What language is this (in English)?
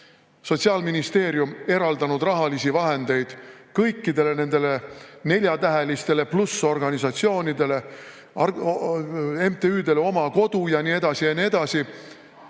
Estonian